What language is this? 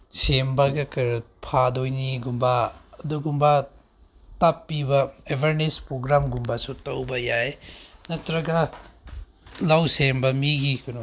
Manipuri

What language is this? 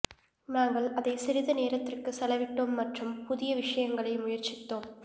Tamil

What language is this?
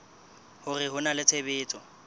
Southern Sotho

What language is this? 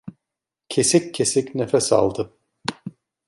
Turkish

